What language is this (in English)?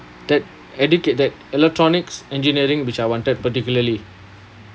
English